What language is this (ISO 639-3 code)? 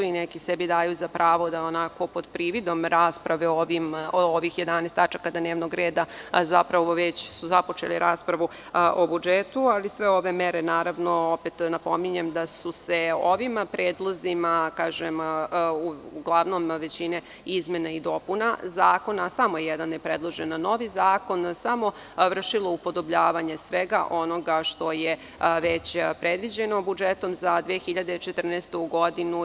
srp